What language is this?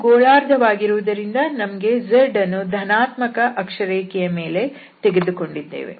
Kannada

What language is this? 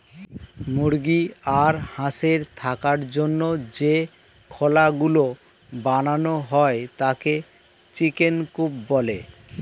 Bangla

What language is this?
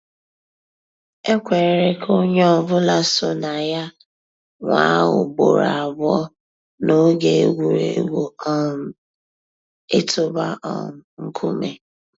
Igbo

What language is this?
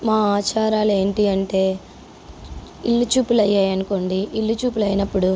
Telugu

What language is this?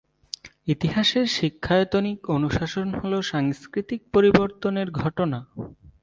Bangla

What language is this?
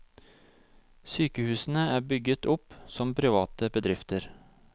Norwegian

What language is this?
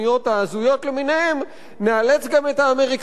Hebrew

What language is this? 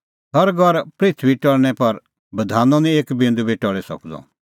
Kullu Pahari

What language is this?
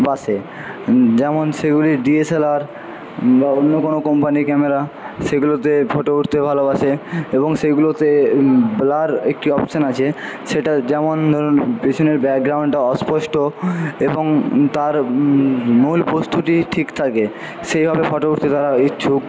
Bangla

